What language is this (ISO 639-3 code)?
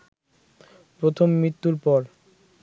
ben